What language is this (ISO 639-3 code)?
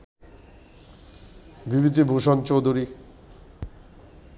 ben